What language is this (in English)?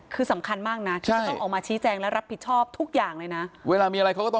Thai